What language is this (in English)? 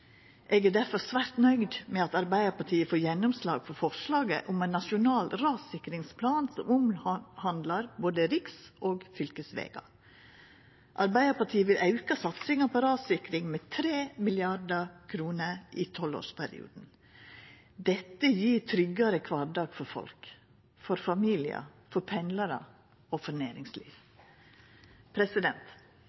Norwegian Nynorsk